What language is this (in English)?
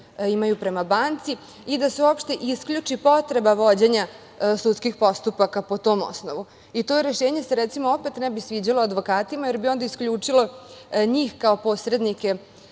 Serbian